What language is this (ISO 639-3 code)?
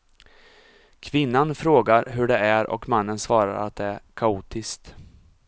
swe